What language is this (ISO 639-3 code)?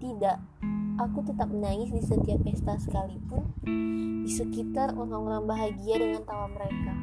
ind